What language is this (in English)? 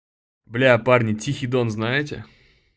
Russian